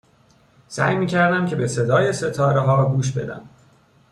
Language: Persian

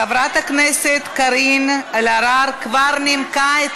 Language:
Hebrew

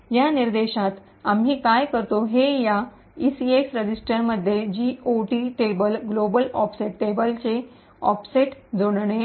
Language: Marathi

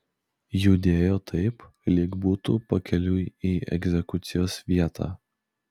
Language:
Lithuanian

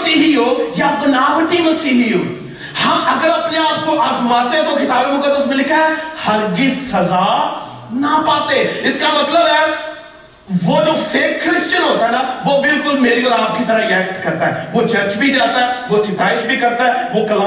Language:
Urdu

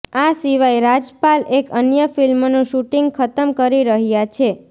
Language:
Gujarati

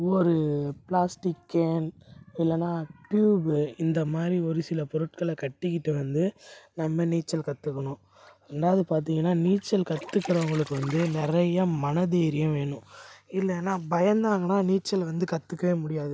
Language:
Tamil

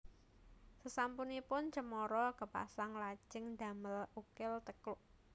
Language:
Javanese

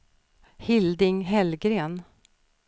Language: Swedish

